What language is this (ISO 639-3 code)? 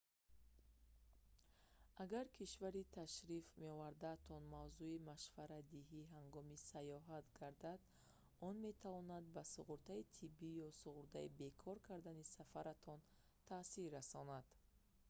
tgk